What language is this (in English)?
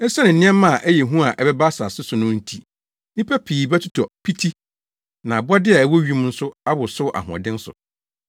Akan